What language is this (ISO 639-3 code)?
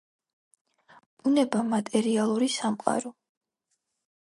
kat